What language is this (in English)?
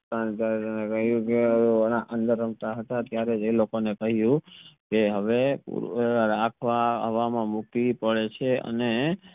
Gujarati